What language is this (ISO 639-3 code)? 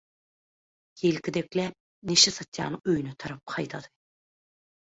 tuk